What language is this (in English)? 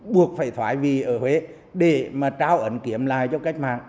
Vietnamese